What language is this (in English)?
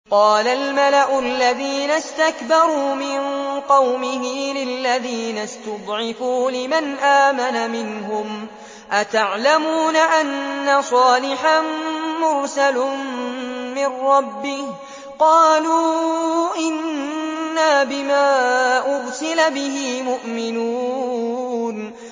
Arabic